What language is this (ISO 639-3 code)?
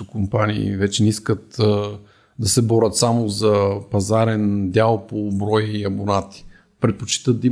bul